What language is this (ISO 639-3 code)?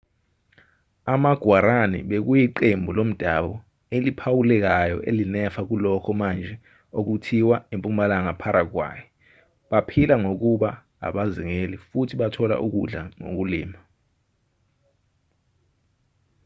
zul